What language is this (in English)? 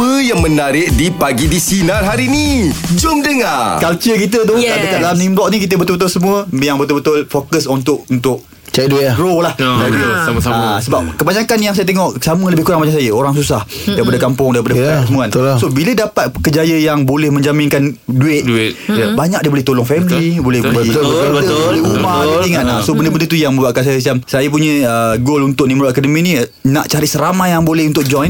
Malay